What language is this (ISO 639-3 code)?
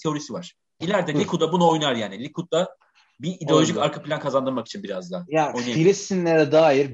tur